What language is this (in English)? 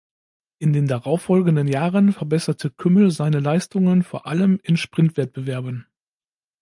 German